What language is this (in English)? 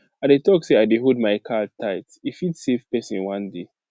Nigerian Pidgin